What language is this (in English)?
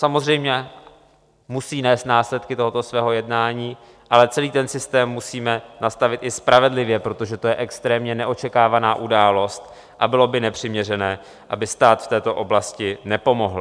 Czech